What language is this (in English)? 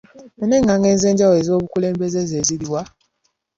Ganda